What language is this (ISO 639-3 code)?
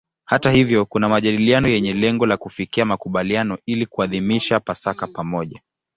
swa